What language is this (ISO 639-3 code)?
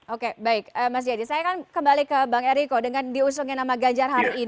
ind